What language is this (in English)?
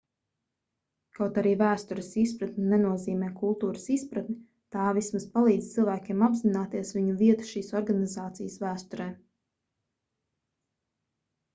Latvian